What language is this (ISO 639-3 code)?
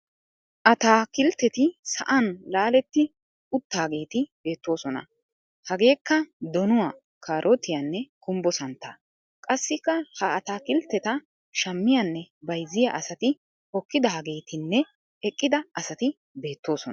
wal